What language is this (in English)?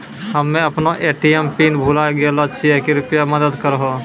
Maithili